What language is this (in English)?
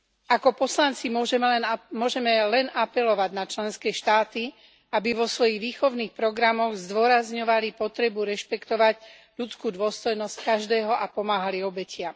Slovak